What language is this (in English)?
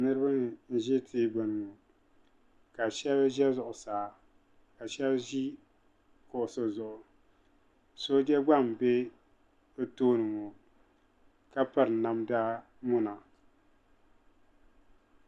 Dagbani